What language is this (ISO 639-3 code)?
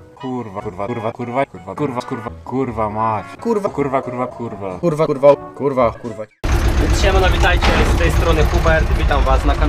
pol